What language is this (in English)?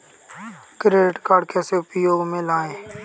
Hindi